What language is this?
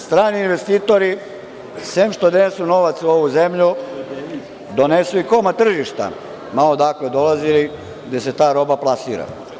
Serbian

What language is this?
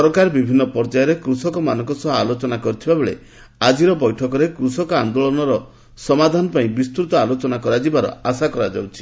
Odia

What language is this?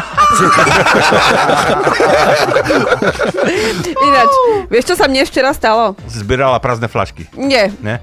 Slovak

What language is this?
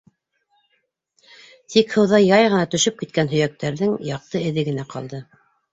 Bashkir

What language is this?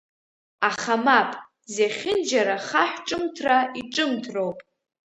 Abkhazian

